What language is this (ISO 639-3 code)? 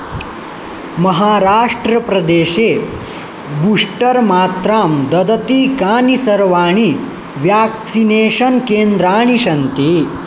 san